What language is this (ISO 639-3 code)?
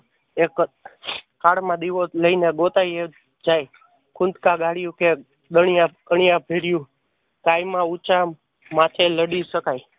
guj